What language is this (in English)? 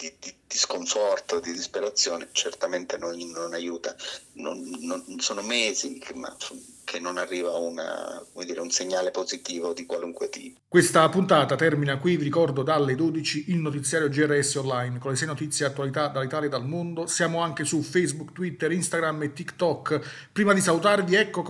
Italian